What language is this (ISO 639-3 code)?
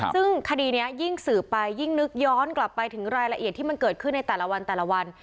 tha